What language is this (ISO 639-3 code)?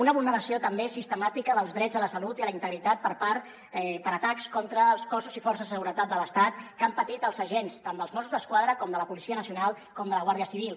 cat